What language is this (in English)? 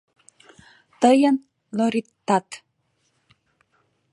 Mari